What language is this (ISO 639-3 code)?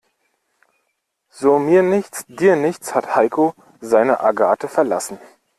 deu